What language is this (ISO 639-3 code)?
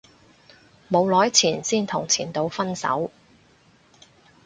yue